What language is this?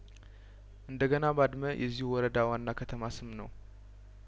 Amharic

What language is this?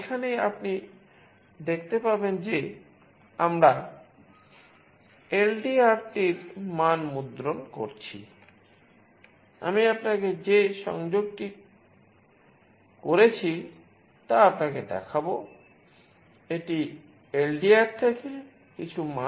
Bangla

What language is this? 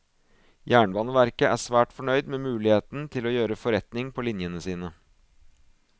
Norwegian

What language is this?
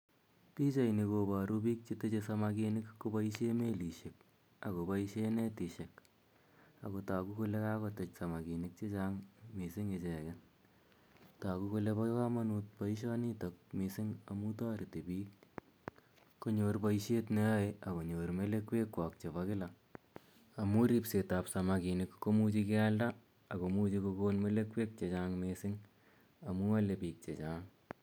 Kalenjin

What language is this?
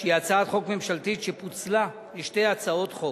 Hebrew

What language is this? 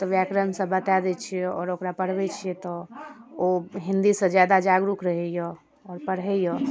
Maithili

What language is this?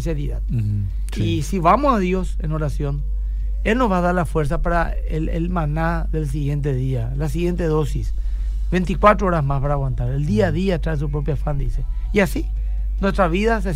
Spanish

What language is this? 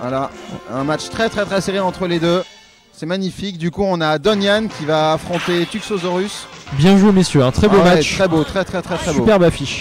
French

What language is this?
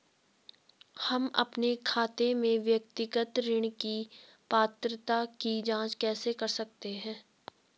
Hindi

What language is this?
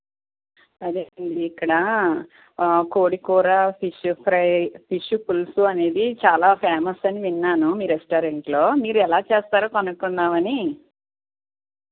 Telugu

